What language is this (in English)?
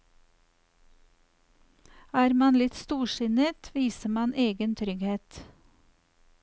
Norwegian